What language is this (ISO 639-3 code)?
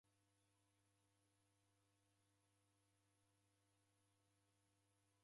dav